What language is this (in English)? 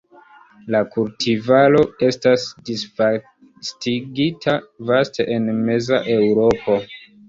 Esperanto